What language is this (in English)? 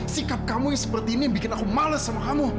Indonesian